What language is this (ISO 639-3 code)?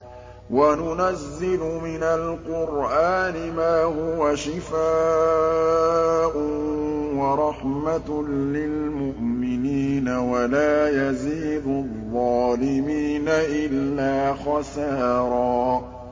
ara